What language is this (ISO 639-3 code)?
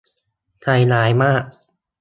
tha